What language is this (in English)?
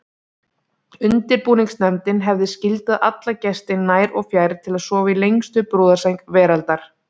Icelandic